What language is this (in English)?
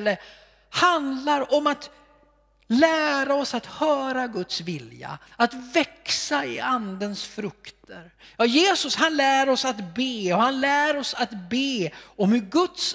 Swedish